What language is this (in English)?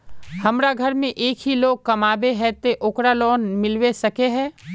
Magahi